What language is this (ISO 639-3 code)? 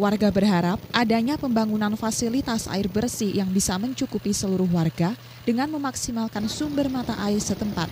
ind